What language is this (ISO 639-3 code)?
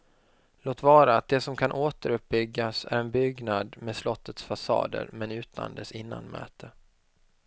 swe